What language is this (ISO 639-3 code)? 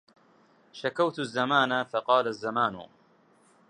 ara